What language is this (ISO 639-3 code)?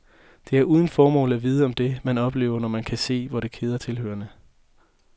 dan